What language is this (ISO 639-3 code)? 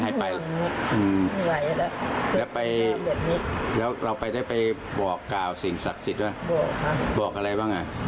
tha